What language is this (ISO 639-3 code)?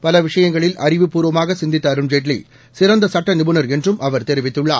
tam